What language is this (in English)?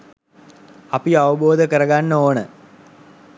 Sinhala